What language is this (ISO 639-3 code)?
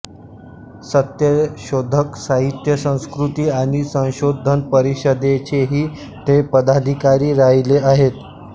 mar